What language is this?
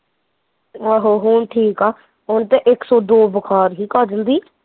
Punjabi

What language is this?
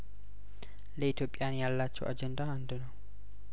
Amharic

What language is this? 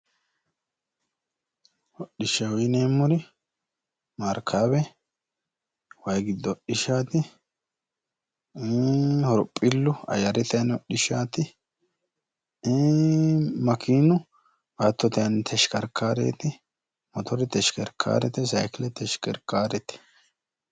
Sidamo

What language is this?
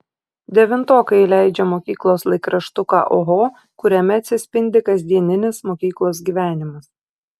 Lithuanian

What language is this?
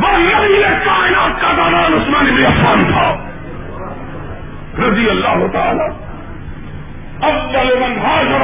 Urdu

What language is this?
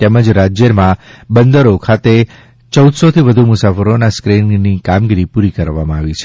Gujarati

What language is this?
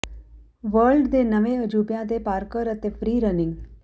Punjabi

